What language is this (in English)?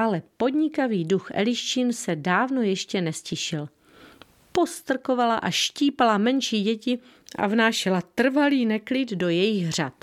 Czech